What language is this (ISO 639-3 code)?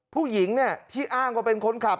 tha